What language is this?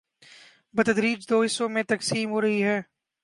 Urdu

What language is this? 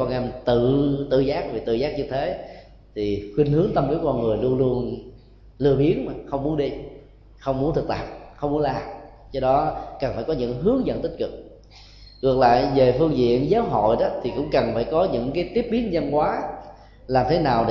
Vietnamese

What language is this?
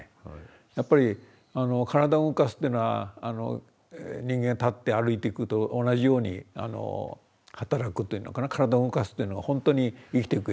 Japanese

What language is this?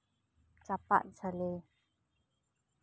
Santali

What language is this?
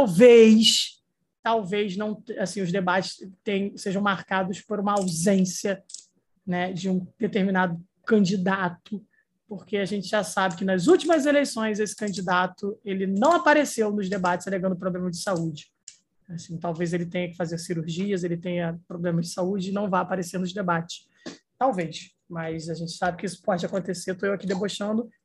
Portuguese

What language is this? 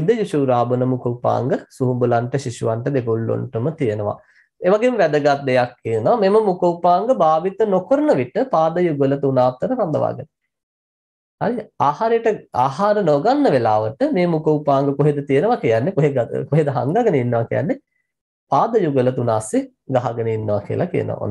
Turkish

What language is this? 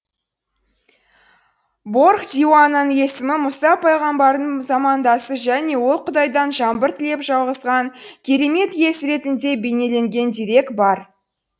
Kazakh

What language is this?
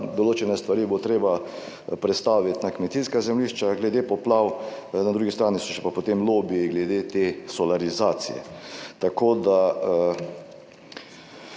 Slovenian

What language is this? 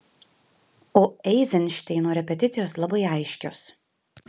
Lithuanian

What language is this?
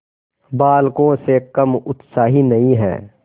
Hindi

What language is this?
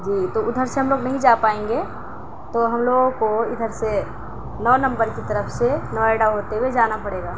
Urdu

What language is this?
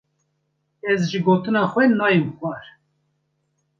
Kurdish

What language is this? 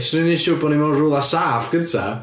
Welsh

